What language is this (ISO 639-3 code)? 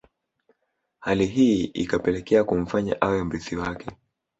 swa